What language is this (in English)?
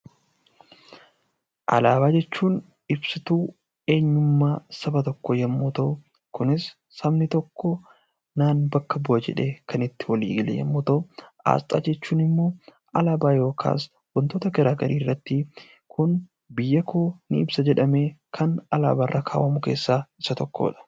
Oromo